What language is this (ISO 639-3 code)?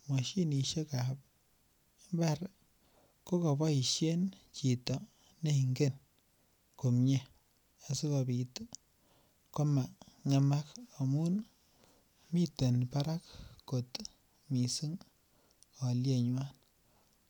kln